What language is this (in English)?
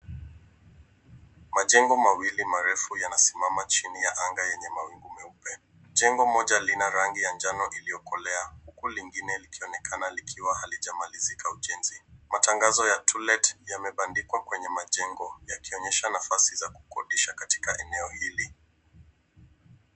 Swahili